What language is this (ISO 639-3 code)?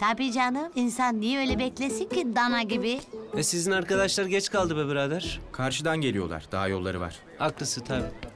tur